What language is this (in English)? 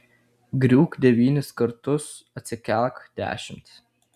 Lithuanian